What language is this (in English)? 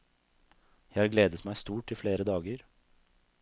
Norwegian